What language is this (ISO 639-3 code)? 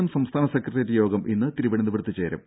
mal